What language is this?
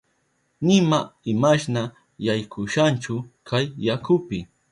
Southern Pastaza Quechua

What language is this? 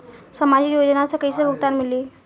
Bhojpuri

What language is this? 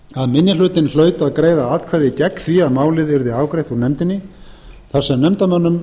Icelandic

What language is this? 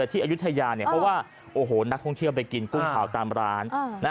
Thai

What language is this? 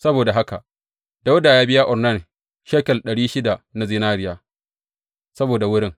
Hausa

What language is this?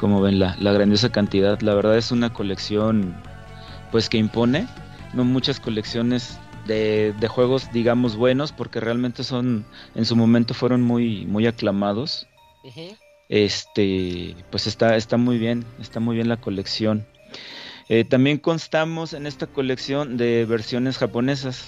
Spanish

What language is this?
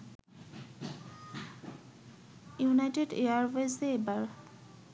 Bangla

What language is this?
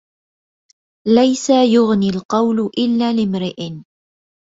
Arabic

